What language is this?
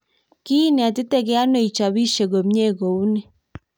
Kalenjin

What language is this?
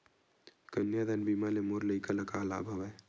Chhattisgarhi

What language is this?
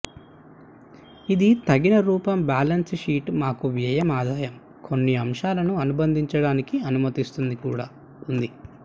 Telugu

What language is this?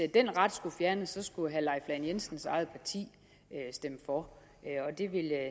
Danish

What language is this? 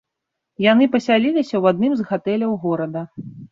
Belarusian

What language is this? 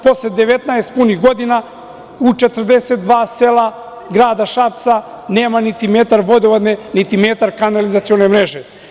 Serbian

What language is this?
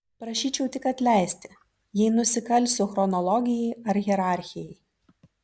Lithuanian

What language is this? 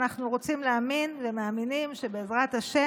Hebrew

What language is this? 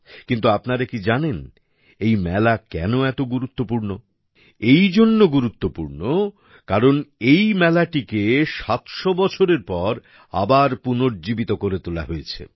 Bangla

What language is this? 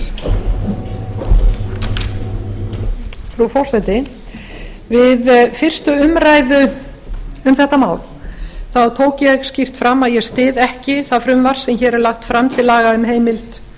Icelandic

